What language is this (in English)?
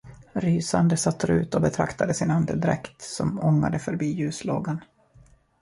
Swedish